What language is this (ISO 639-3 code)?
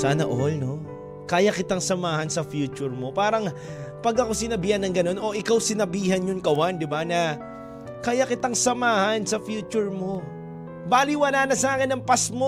fil